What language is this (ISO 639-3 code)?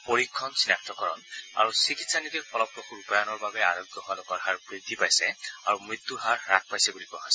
asm